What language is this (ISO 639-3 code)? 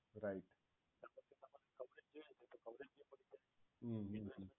guj